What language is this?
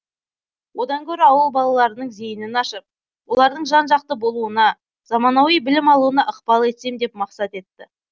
Kazakh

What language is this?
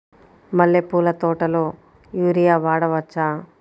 Telugu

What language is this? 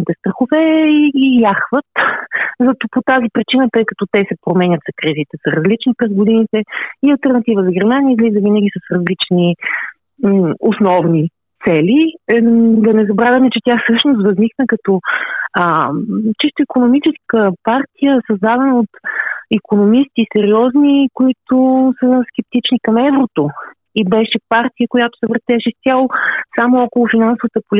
Bulgarian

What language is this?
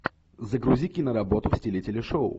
Russian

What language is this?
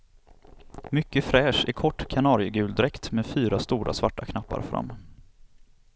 Swedish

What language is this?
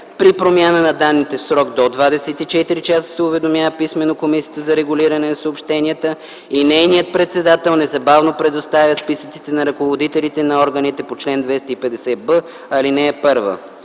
Bulgarian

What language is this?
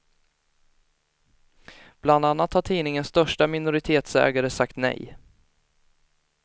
Swedish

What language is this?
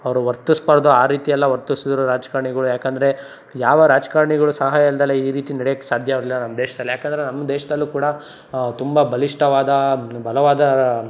Kannada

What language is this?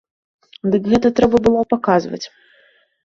Belarusian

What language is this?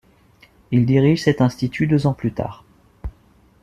French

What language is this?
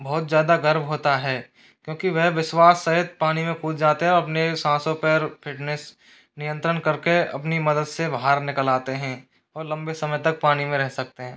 Hindi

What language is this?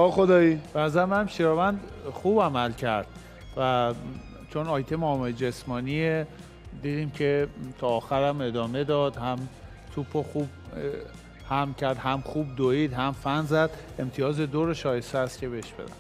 Persian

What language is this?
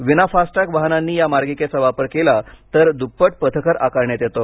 Marathi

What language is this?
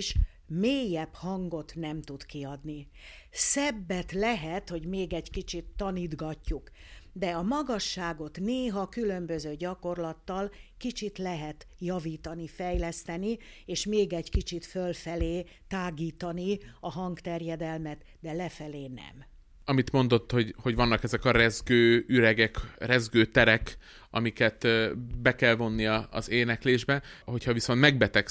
Hungarian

